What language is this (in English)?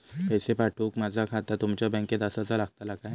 Marathi